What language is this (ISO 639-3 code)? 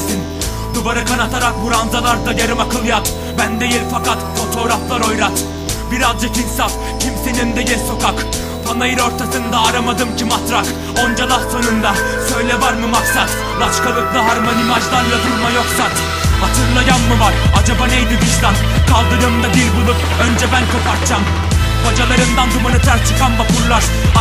tur